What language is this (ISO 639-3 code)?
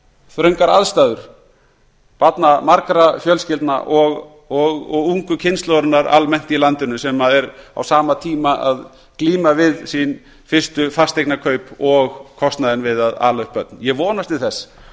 isl